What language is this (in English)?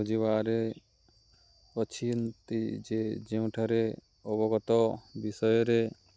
Odia